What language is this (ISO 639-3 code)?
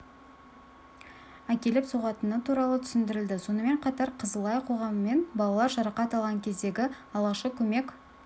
kaz